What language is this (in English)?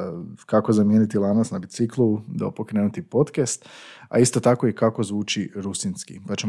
Croatian